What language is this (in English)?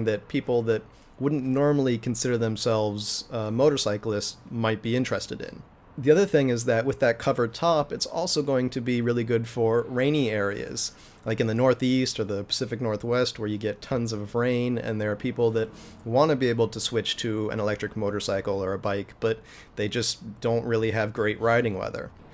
English